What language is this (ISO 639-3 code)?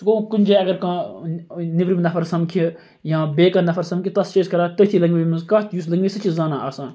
kas